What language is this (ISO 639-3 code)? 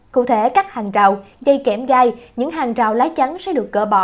vie